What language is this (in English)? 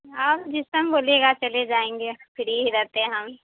Urdu